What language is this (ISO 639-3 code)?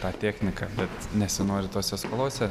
lit